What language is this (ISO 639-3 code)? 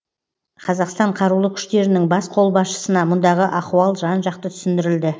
kaz